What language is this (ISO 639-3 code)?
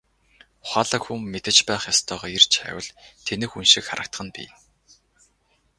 mon